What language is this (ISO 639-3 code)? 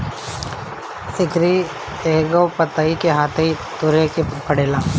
bho